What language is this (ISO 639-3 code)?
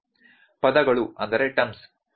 kan